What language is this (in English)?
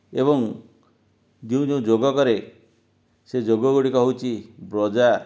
Odia